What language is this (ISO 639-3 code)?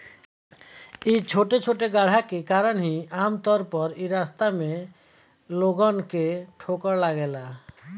bho